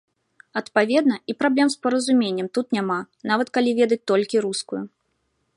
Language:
Belarusian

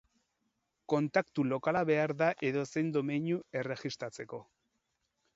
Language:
Basque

